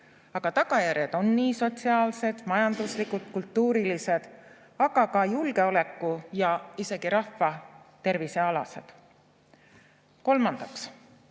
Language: Estonian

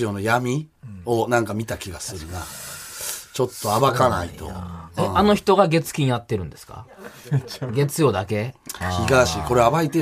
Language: Japanese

